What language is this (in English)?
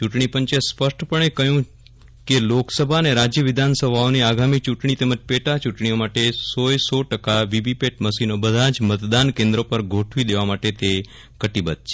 Gujarati